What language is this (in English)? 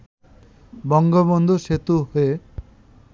Bangla